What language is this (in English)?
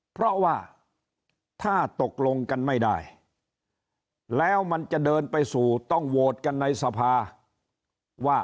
Thai